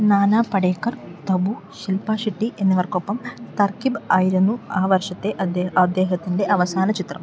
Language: Malayalam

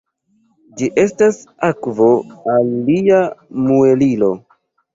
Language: Esperanto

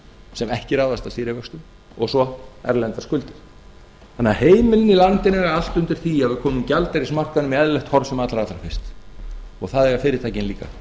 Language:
Icelandic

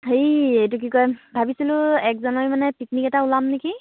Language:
Assamese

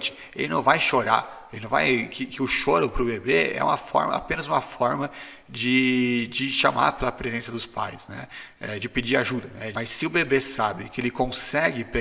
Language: Portuguese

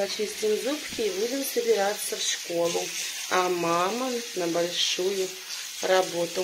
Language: Russian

